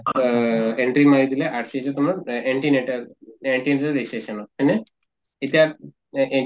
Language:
Assamese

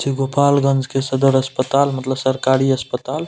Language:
Maithili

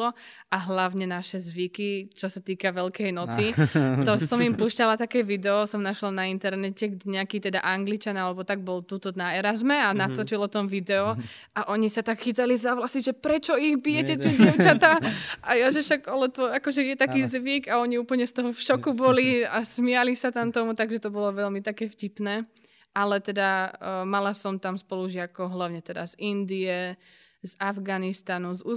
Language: Slovak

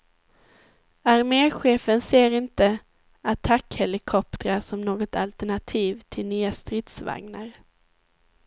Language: Swedish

